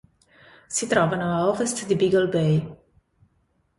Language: Italian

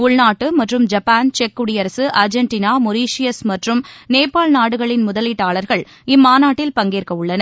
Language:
Tamil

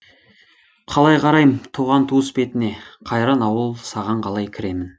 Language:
Kazakh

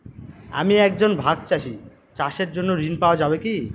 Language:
Bangla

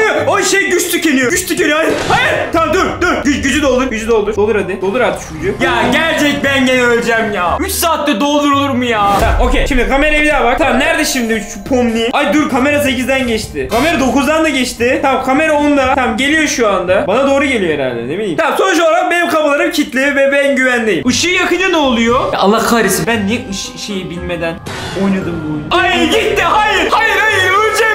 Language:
Turkish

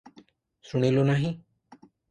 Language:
Odia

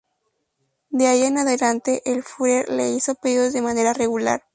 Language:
Spanish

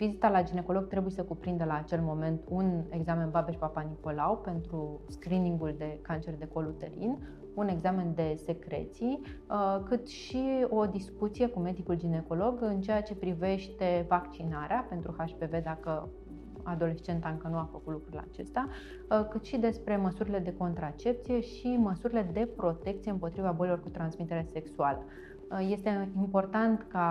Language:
Romanian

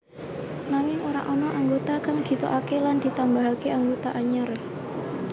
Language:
Javanese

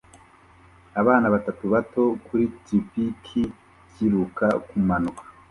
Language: Kinyarwanda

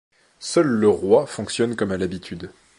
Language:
French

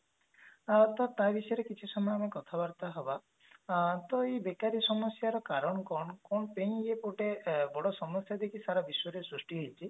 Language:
Odia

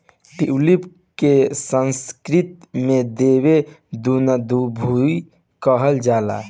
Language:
Bhojpuri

